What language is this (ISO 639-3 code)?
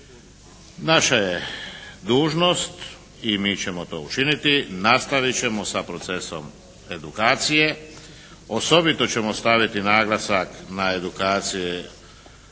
hrv